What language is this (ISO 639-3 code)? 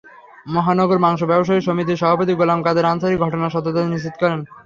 ben